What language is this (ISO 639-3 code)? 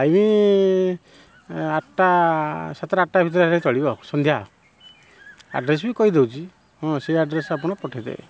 ori